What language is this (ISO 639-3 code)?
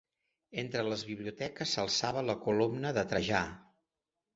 cat